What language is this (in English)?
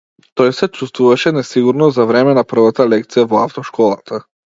Macedonian